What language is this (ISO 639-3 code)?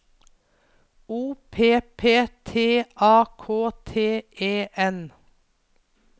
nor